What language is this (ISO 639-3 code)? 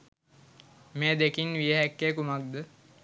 sin